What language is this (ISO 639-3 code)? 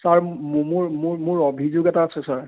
asm